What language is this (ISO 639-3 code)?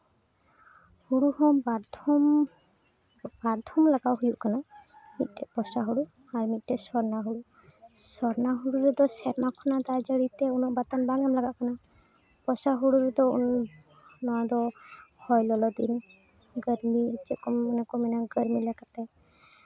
sat